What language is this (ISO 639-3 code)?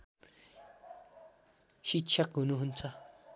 nep